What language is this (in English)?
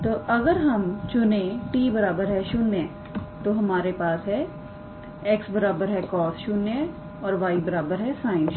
Hindi